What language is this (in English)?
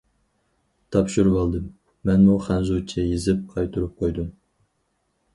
Uyghur